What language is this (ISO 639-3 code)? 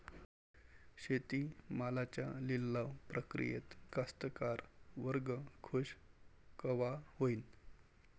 mar